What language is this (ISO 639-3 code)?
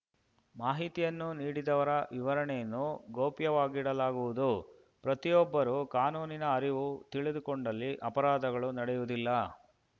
kan